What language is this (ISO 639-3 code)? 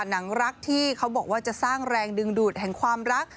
tha